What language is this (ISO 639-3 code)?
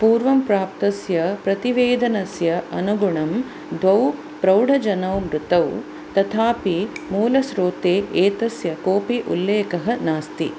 san